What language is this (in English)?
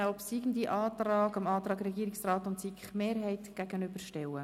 Swiss German